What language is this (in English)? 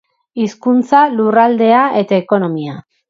Basque